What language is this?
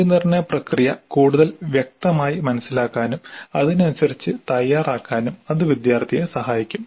Malayalam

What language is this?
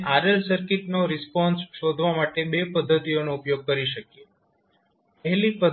Gujarati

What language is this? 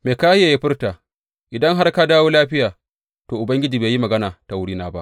Hausa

